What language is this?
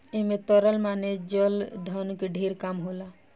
Bhojpuri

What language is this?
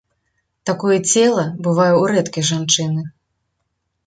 Belarusian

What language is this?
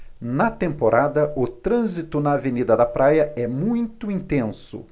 Portuguese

